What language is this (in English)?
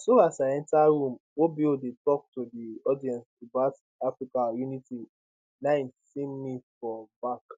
Nigerian Pidgin